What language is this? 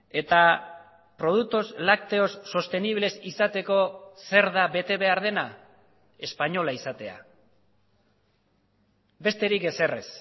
Basque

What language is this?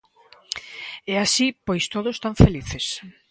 Galician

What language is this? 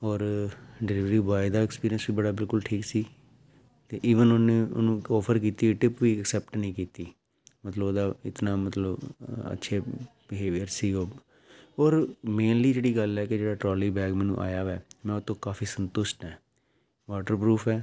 Punjabi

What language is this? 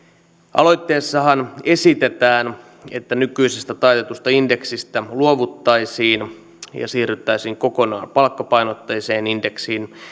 Finnish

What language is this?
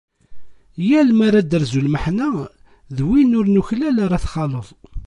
Kabyle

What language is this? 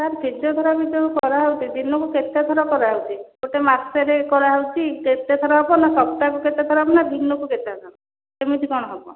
Odia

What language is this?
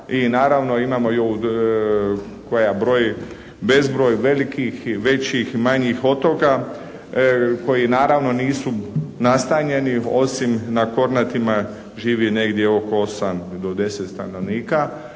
Croatian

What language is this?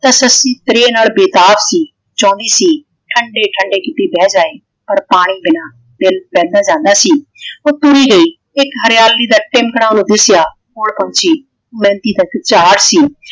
Punjabi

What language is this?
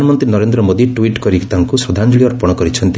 Odia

